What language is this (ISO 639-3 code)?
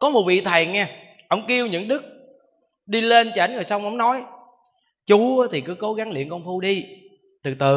vie